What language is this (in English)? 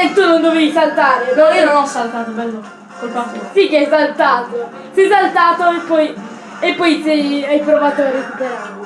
Italian